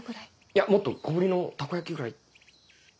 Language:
Japanese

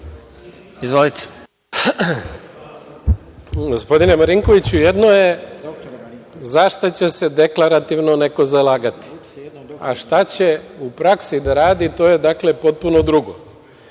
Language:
Serbian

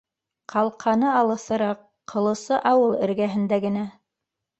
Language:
Bashkir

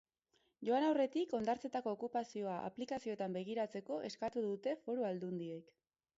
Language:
Basque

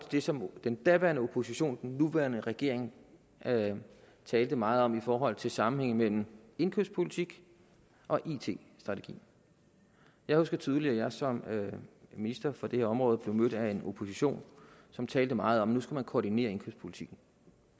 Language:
Danish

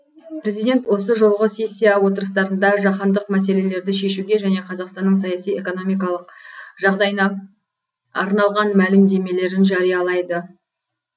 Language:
Kazakh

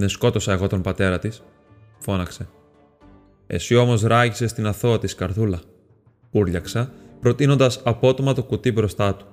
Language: Greek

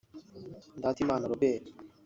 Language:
Kinyarwanda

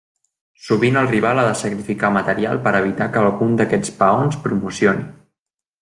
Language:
Catalan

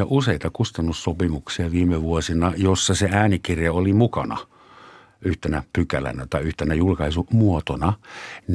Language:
Finnish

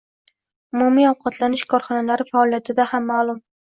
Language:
Uzbek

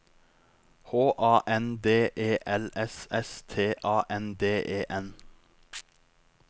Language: Norwegian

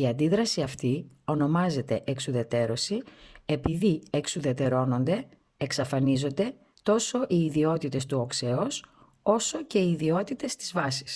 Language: Greek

